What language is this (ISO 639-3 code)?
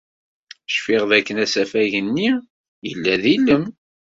kab